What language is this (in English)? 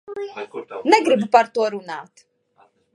Latvian